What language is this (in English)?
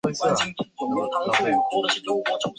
Chinese